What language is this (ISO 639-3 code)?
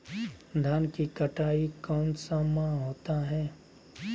mag